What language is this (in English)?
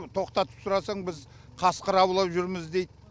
Kazakh